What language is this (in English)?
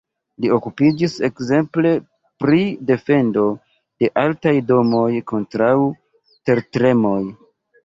Esperanto